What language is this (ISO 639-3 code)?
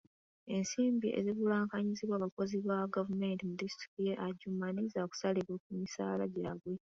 lug